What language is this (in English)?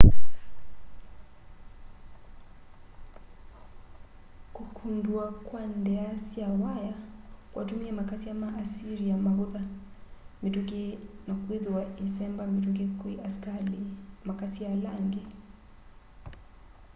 Kamba